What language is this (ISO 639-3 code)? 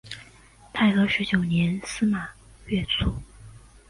zho